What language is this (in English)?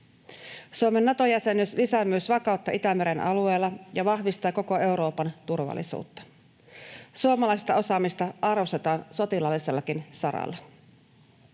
Finnish